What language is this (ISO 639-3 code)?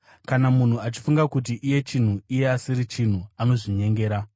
sna